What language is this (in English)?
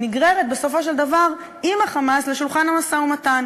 Hebrew